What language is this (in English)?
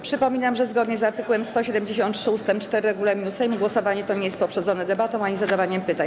Polish